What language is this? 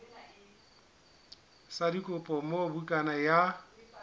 Southern Sotho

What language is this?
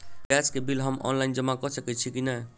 Maithili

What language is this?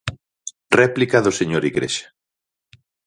Galician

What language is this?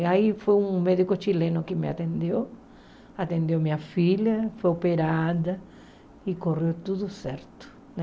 Portuguese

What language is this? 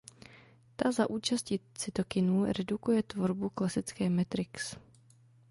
Czech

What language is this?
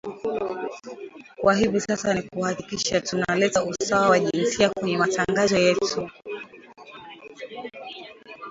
Swahili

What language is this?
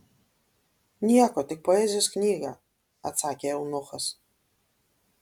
Lithuanian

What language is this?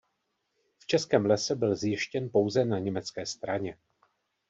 Czech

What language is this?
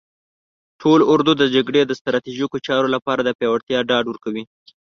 Pashto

